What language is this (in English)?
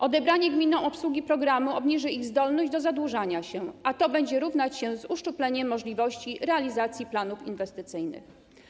Polish